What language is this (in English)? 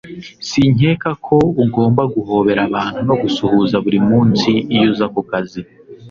Kinyarwanda